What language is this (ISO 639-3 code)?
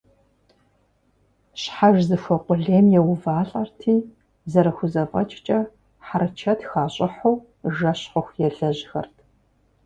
kbd